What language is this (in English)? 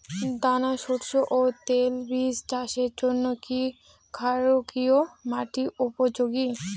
Bangla